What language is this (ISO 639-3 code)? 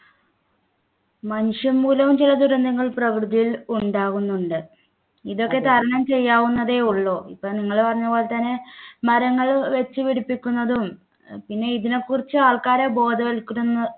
mal